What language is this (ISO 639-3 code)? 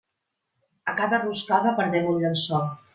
cat